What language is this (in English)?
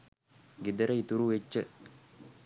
Sinhala